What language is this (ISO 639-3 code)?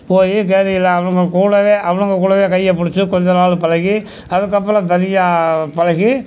tam